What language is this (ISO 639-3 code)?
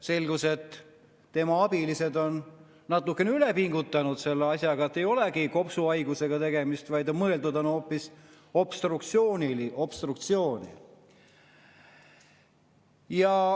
est